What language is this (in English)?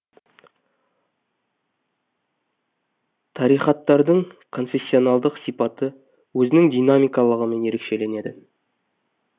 Kazakh